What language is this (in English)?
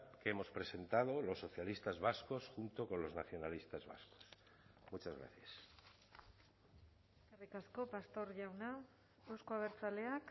Spanish